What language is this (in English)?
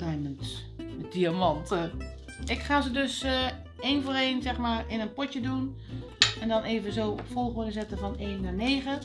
Dutch